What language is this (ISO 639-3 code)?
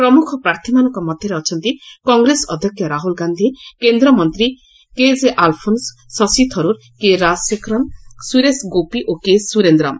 ori